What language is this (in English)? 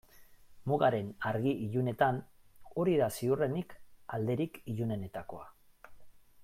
Basque